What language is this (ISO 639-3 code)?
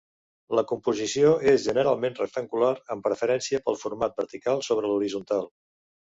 cat